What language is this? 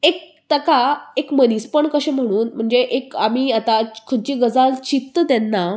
Konkani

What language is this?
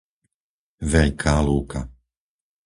Slovak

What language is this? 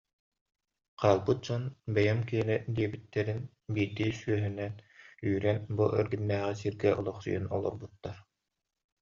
Yakut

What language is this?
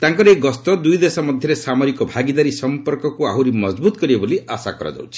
Odia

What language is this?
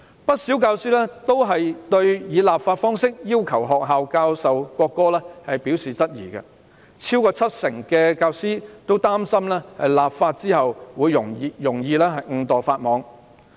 Cantonese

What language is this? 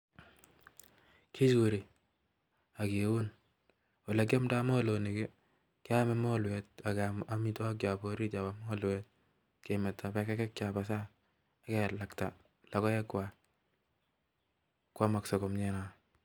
Kalenjin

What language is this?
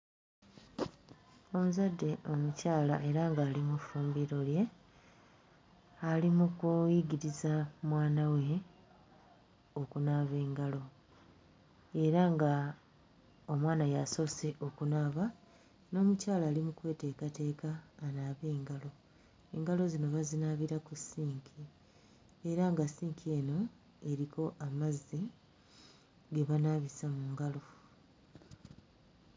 Ganda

